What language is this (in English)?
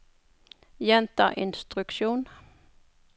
Norwegian